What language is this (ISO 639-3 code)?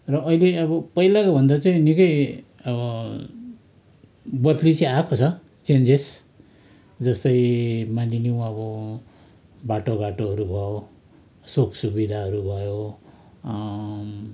nep